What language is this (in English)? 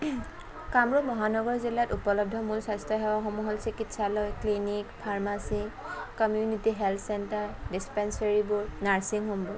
Assamese